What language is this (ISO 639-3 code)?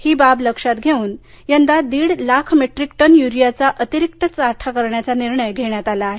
mar